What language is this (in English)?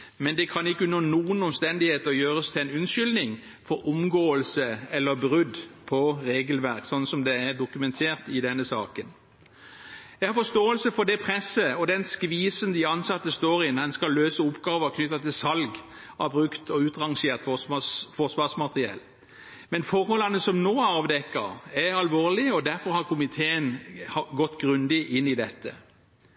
Norwegian Bokmål